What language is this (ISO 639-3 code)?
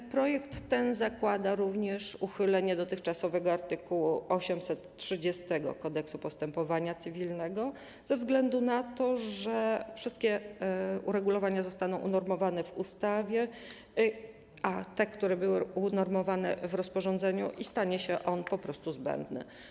pol